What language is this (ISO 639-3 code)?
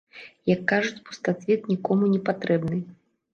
bel